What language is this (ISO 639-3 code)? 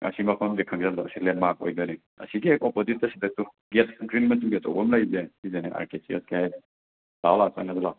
mni